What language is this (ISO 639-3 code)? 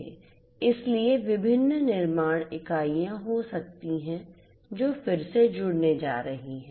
hin